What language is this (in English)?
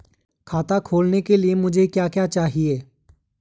Hindi